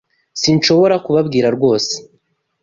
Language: Kinyarwanda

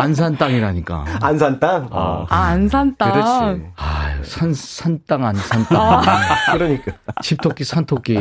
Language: Korean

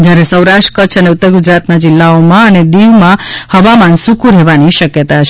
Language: Gujarati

